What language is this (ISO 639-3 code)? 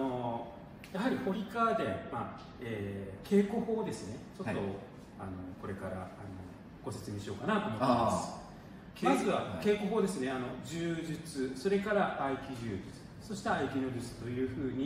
jpn